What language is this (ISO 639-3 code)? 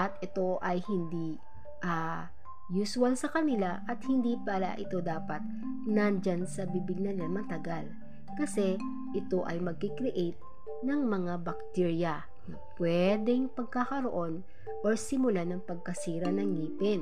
fil